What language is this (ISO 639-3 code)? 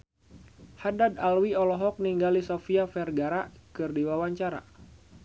sun